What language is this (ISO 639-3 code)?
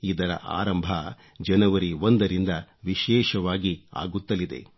kan